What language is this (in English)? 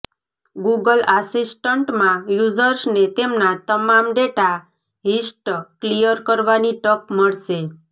Gujarati